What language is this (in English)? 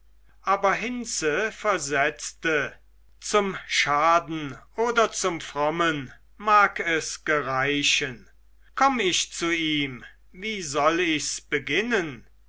German